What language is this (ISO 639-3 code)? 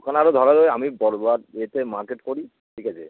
ben